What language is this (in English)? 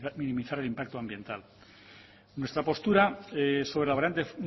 Spanish